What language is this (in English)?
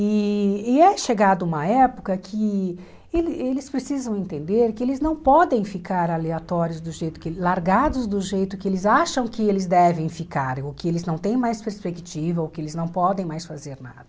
Portuguese